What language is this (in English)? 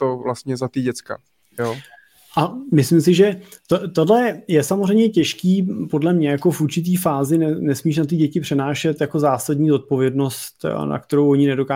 Czech